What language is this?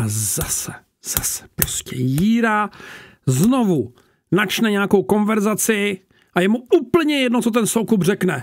Czech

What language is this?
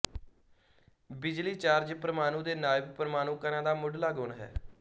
Punjabi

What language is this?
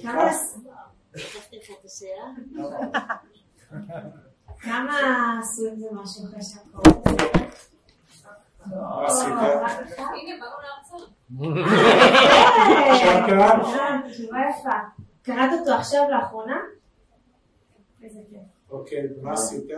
Hebrew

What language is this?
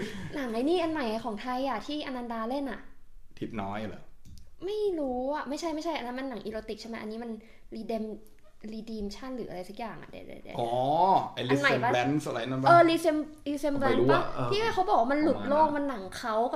Thai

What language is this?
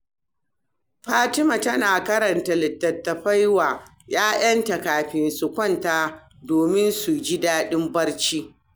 Hausa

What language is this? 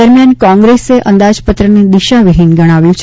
Gujarati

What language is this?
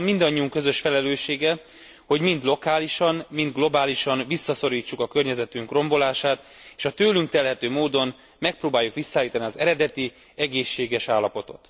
Hungarian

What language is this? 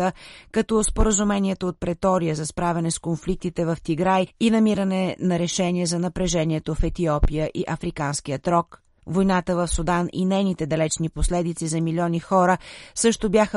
Bulgarian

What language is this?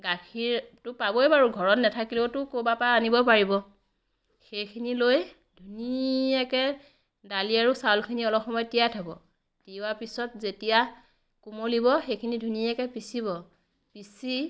Assamese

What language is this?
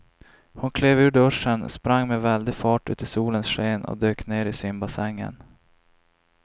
Swedish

